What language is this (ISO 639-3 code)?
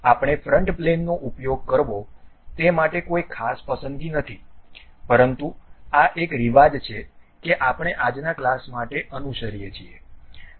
guj